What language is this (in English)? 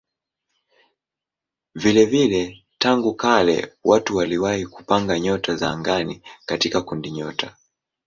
Swahili